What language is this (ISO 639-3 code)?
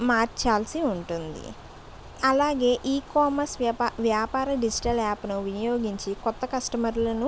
tel